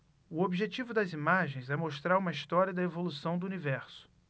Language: Portuguese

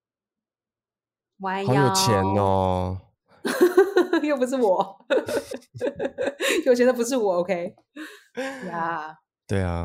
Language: Chinese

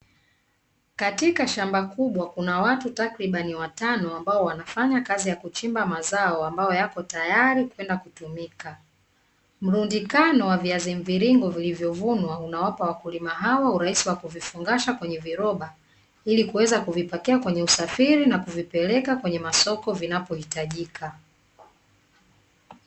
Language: Swahili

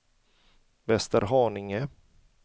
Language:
Swedish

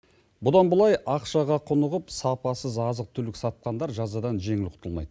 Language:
Kazakh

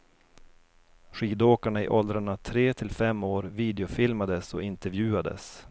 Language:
Swedish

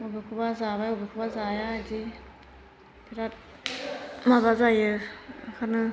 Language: Bodo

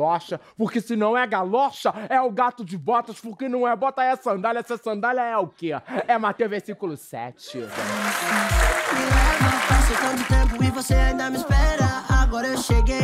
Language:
Portuguese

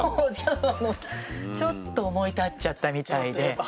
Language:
Japanese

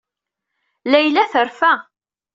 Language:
Kabyle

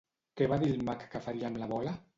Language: Catalan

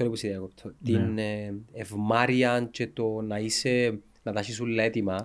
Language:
Greek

